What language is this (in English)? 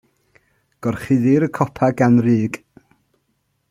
Welsh